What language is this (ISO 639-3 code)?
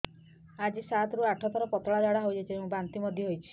ori